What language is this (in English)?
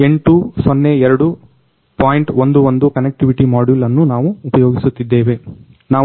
Kannada